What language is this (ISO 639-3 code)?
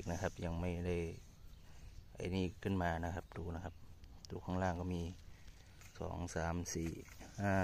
tha